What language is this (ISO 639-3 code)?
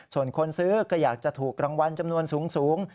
tha